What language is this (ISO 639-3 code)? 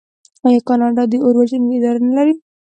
pus